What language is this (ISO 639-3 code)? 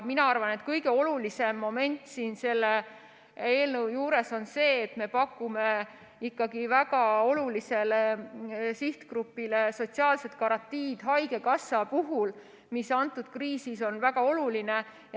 est